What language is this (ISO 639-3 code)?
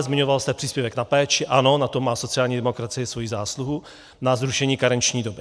ces